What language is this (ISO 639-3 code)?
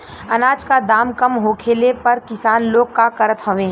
bho